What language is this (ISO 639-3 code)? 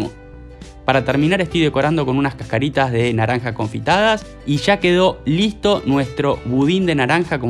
spa